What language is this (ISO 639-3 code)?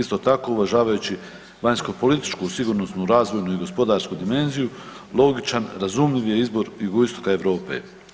hrv